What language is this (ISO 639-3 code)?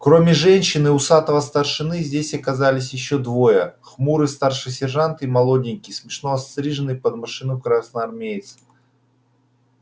rus